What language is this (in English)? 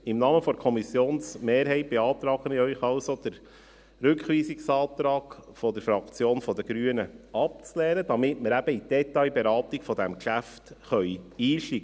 Swiss German